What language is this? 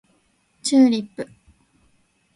Japanese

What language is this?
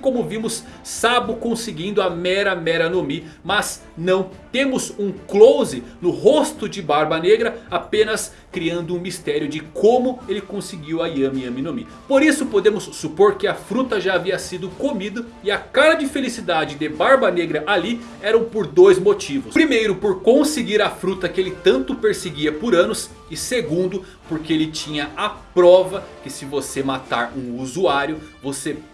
Portuguese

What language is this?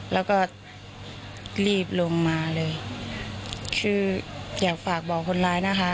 Thai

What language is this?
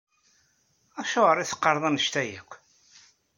Kabyle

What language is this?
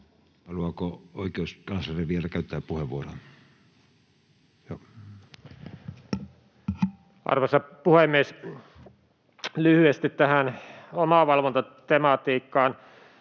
Finnish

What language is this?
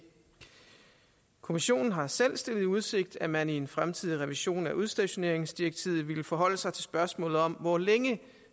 Danish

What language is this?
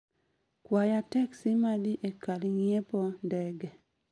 Luo (Kenya and Tanzania)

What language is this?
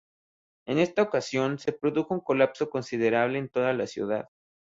Spanish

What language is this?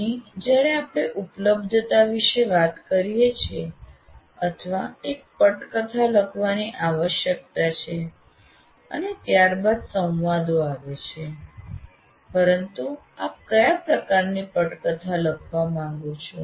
Gujarati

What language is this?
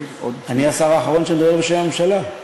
Hebrew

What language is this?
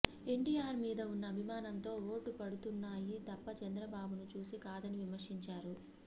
Telugu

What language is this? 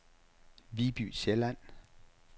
Danish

